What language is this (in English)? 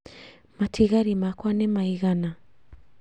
Kikuyu